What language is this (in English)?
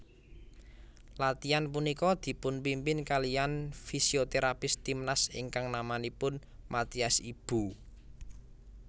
Javanese